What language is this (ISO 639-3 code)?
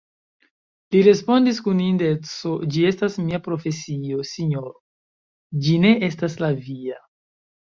epo